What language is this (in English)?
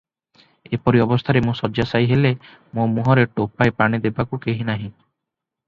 Odia